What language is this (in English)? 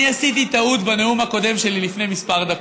Hebrew